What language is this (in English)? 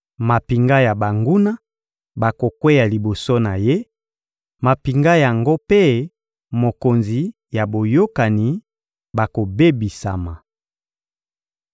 Lingala